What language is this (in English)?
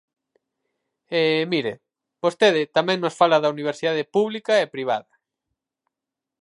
Galician